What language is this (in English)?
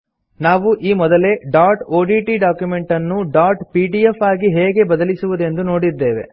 Kannada